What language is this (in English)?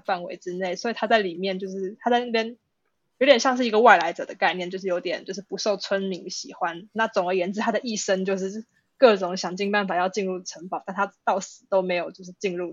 Chinese